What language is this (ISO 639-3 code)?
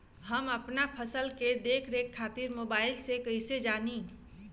bho